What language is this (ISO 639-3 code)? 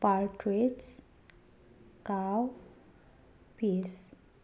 mni